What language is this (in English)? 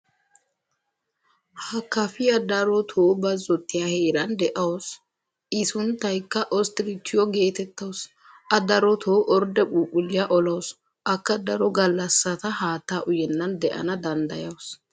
Wolaytta